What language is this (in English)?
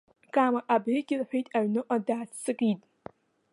Abkhazian